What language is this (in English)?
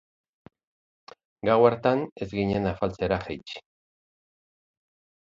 Basque